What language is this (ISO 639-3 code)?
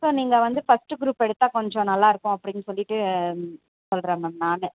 tam